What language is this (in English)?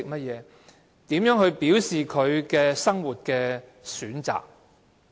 Cantonese